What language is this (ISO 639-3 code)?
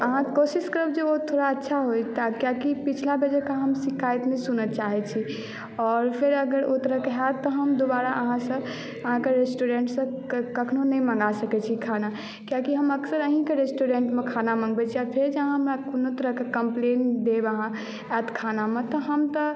mai